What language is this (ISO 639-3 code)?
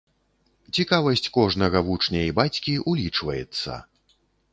bel